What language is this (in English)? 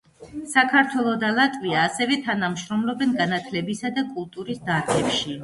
Georgian